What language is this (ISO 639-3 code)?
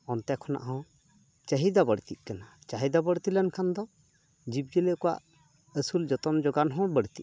sat